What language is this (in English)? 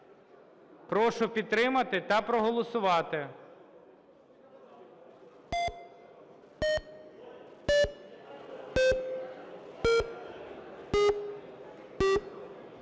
Ukrainian